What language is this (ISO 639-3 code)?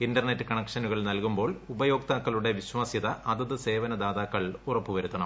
mal